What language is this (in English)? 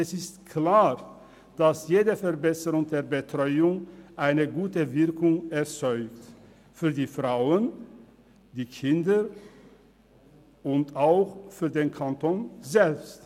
Swiss German